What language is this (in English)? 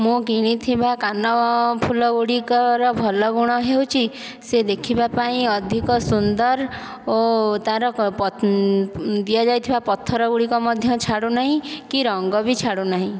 Odia